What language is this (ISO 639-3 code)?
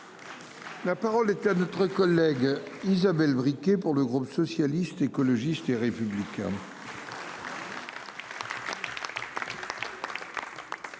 fra